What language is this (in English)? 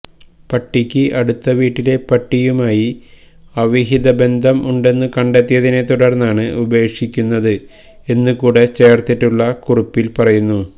Malayalam